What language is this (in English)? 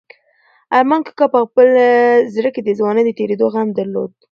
Pashto